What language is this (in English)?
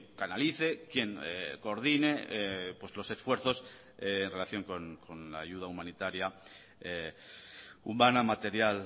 Spanish